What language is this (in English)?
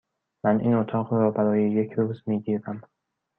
Persian